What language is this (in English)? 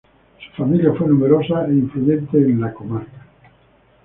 Spanish